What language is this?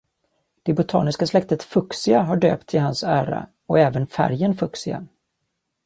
Swedish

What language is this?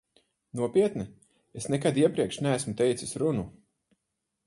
Latvian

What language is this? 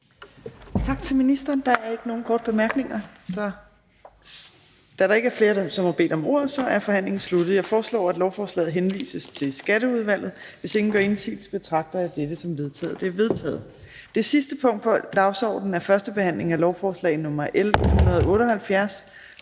Danish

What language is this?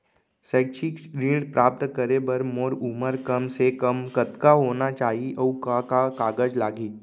Chhattisgarhi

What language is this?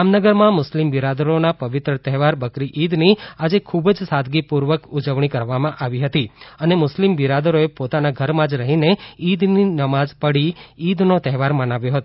Gujarati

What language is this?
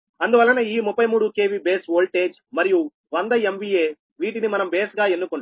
Telugu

